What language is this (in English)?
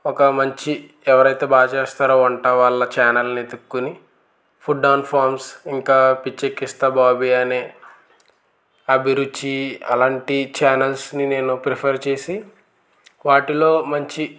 Telugu